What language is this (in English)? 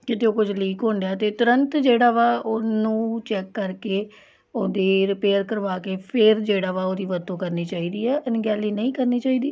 Punjabi